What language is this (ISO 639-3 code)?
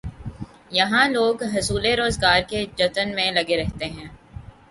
urd